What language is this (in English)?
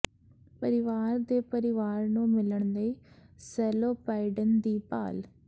Punjabi